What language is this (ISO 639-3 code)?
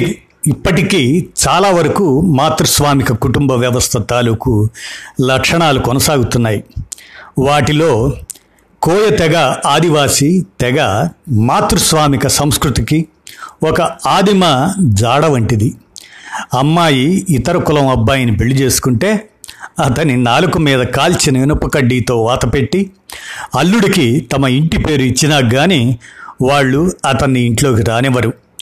tel